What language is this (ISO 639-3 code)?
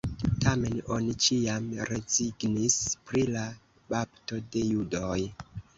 epo